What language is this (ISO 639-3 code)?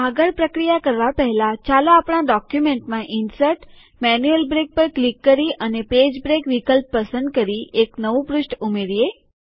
guj